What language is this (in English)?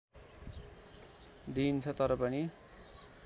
Nepali